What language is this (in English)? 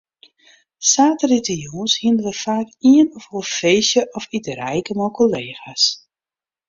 Western Frisian